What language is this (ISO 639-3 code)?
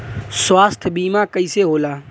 bho